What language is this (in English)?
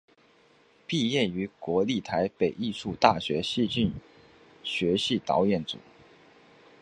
Chinese